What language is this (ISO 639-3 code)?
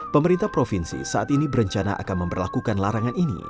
ind